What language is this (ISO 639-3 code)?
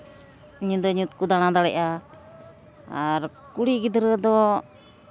sat